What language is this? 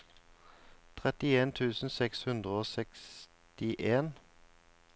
Norwegian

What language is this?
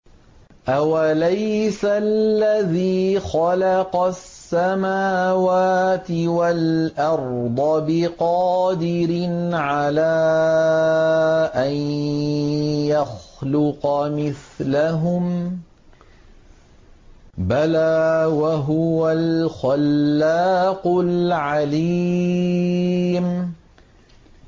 Arabic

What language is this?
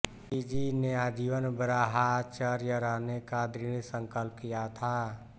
Hindi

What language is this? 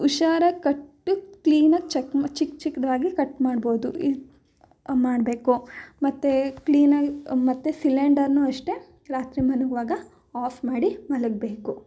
Kannada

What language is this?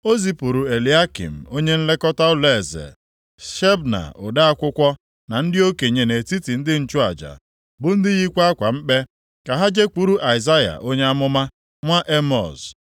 Igbo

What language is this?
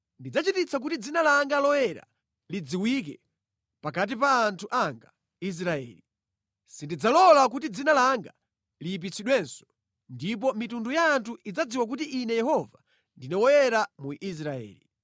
Nyanja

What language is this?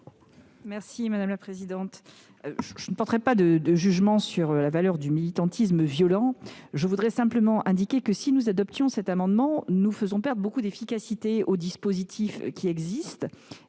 French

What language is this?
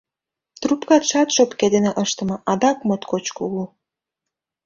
Mari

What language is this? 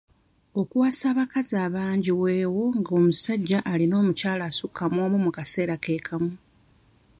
Ganda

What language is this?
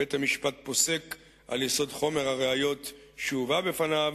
Hebrew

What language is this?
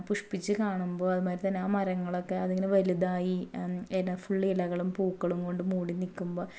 Malayalam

